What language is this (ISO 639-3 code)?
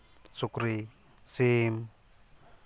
sat